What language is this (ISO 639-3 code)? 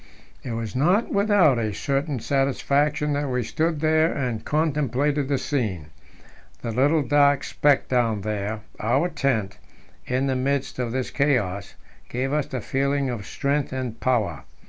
eng